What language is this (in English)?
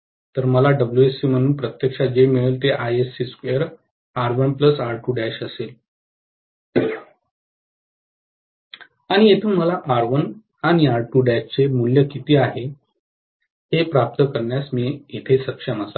Marathi